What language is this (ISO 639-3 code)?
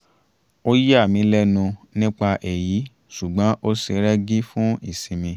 yor